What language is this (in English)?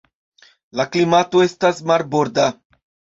Esperanto